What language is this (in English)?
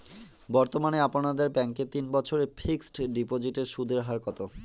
Bangla